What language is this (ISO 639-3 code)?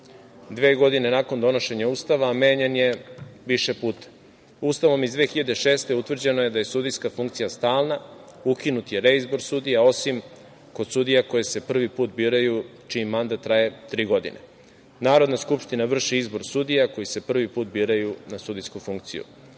srp